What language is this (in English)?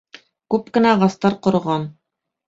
Bashkir